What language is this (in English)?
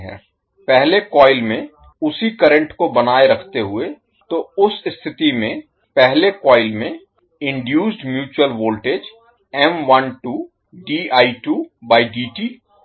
Hindi